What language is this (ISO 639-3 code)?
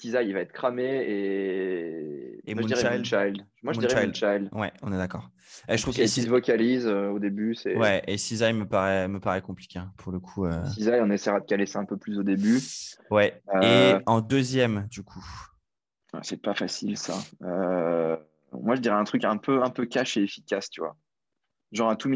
fra